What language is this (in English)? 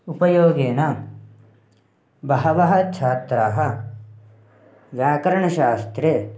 Sanskrit